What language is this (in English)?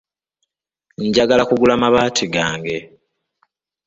Ganda